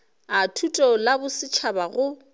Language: Northern Sotho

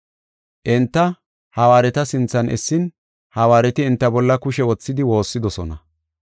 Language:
Gofa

